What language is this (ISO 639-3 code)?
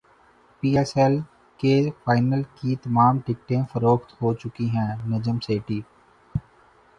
urd